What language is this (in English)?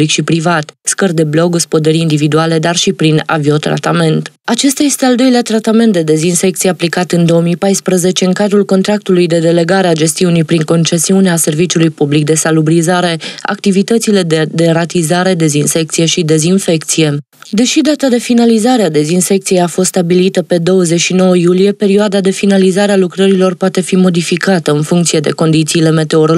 Romanian